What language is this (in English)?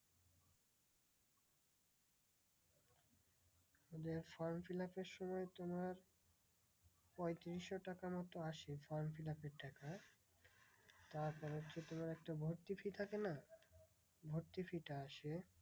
Bangla